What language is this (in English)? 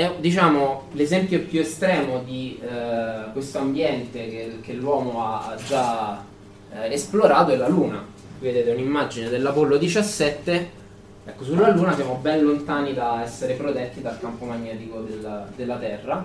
Italian